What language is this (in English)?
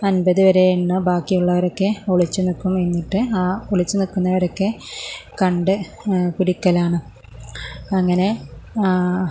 Malayalam